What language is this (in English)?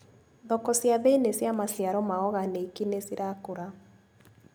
Kikuyu